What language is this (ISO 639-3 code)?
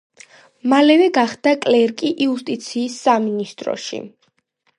kat